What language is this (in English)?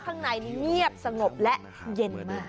Thai